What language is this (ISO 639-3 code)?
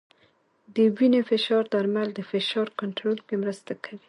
pus